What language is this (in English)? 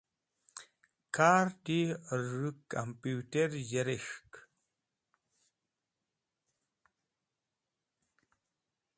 Wakhi